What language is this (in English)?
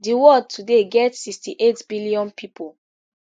Nigerian Pidgin